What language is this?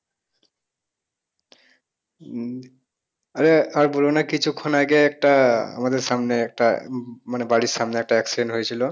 Bangla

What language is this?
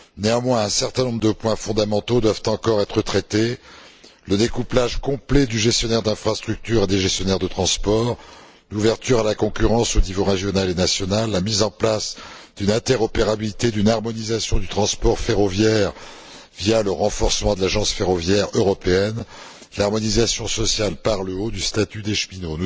French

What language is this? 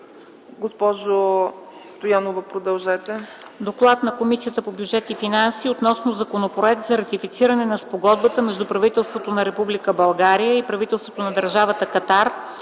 Bulgarian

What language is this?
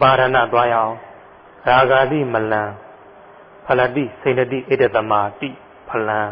Thai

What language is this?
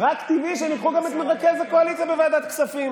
Hebrew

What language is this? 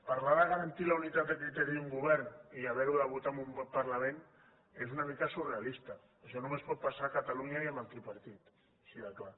Catalan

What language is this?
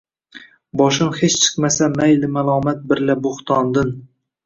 Uzbek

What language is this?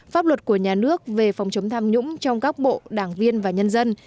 Vietnamese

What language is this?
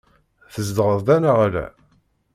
Kabyle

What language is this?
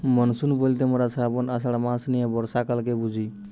Bangla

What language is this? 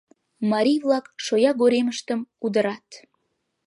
Mari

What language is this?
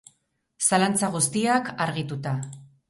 Basque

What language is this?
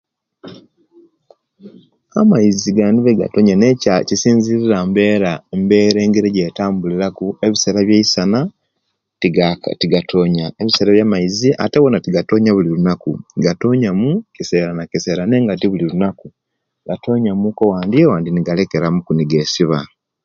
Kenyi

